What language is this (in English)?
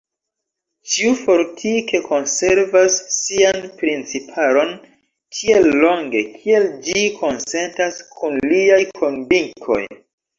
Esperanto